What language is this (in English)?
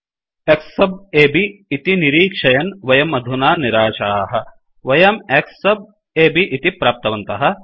Sanskrit